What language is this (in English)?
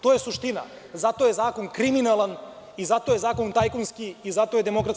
Serbian